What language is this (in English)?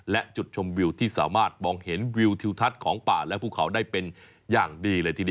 Thai